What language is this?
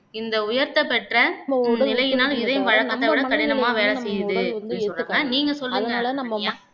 Tamil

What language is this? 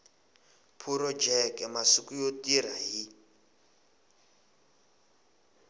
Tsonga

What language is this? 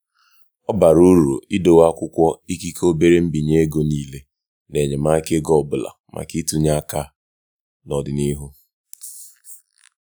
Igbo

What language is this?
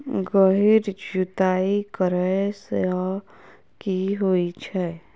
Maithili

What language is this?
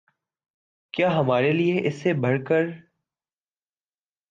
Urdu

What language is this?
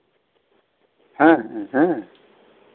Santali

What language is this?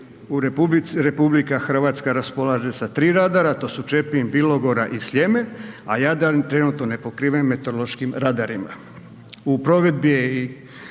Croatian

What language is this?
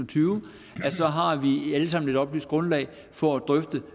Danish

